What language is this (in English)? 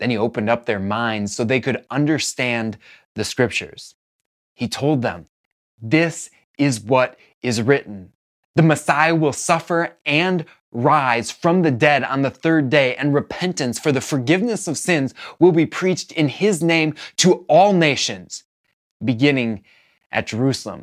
English